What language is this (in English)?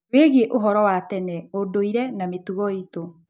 Kikuyu